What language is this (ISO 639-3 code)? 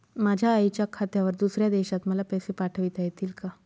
mar